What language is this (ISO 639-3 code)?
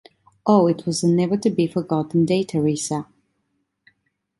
eng